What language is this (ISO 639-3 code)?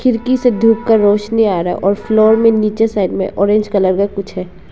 hin